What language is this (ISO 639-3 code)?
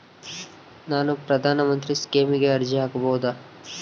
kan